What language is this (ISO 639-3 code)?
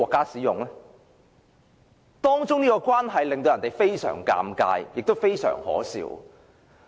yue